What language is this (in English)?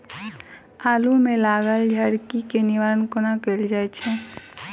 Maithili